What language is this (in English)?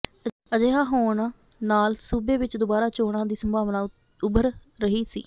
Punjabi